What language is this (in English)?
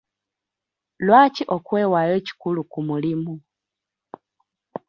Ganda